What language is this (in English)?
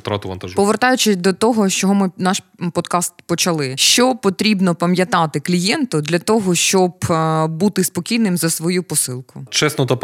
Ukrainian